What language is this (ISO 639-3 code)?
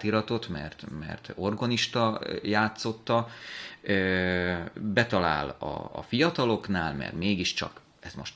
hun